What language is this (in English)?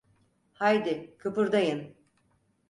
Turkish